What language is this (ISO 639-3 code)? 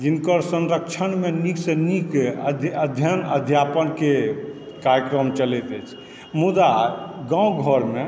mai